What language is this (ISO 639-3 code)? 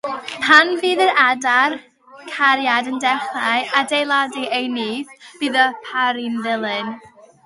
cym